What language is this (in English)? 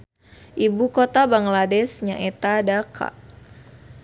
Sundanese